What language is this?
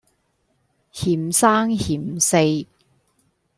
Cantonese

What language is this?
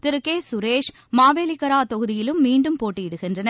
Tamil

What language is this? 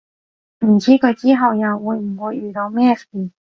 Cantonese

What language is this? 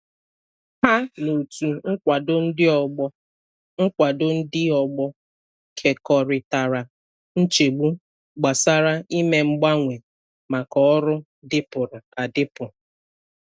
Igbo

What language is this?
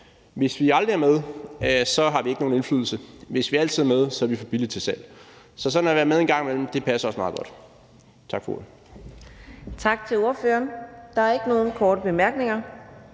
Danish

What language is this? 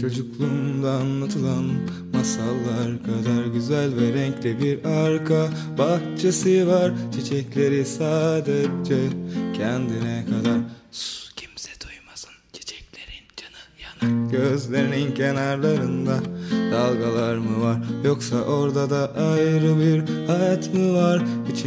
Hebrew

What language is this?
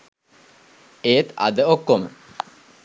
Sinhala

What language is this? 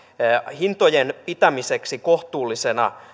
Finnish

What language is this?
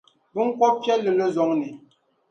Dagbani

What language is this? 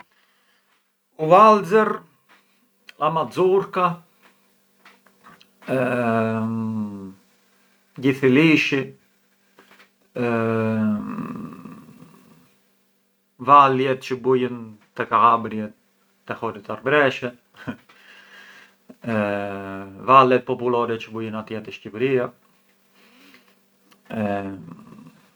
Arbëreshë Albanian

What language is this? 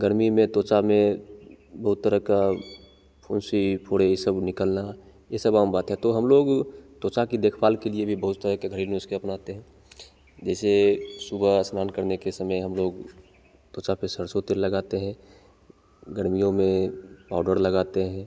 Hindi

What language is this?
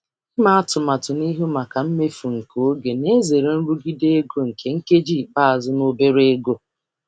Igbo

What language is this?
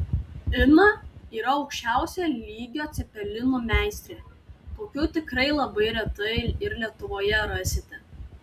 Lithuanian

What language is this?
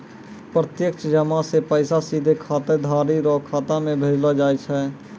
Maithili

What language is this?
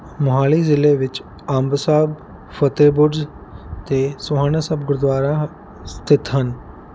Punjabi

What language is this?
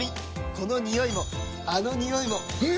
Japanese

